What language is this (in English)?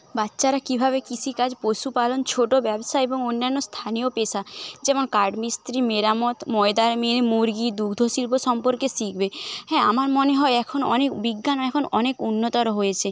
Bangla